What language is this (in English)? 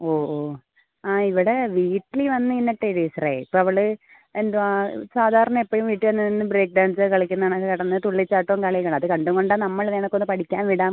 Malayalam